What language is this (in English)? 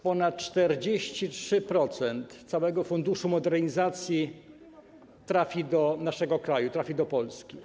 Polish